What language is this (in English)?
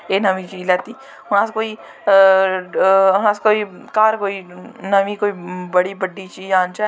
Dogri